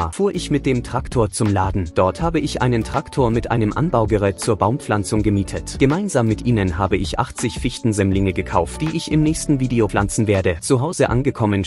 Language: German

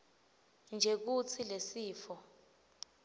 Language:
Swati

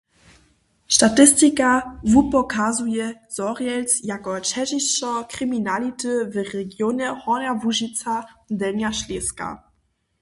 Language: Upper Sorbian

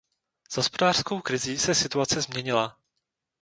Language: Czech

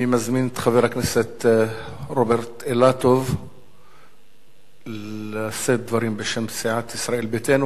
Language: Hebrew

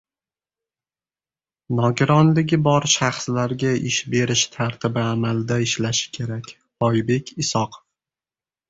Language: Uzbek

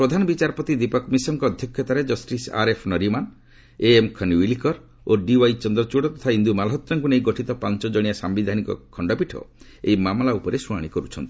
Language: Odia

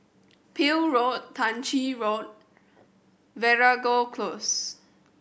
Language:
English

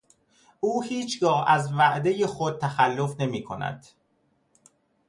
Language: Persian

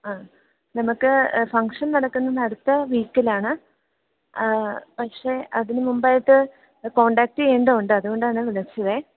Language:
Malayalam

